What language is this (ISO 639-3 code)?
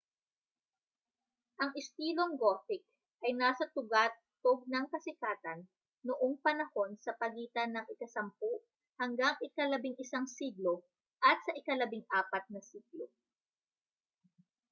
fil